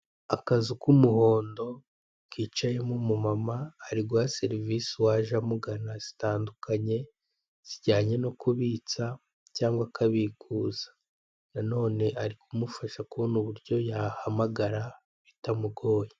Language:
Kinyarwanda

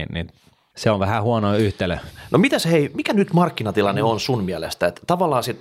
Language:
Finnish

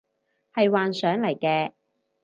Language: Cantonese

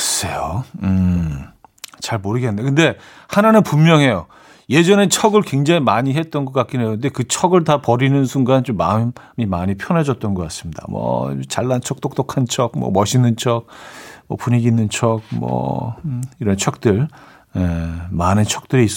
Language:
Korean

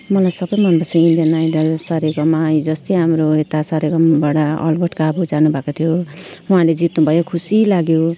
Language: Nepali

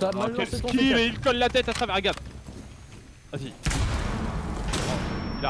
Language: French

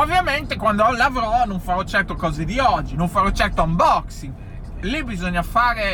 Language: Italian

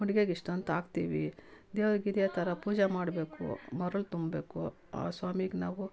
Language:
Kannada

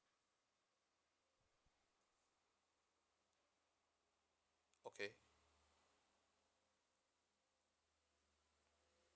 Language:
English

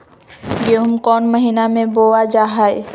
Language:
Magahi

